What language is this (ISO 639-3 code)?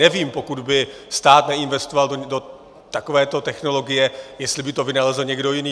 ces